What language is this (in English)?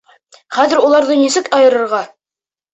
Bashkir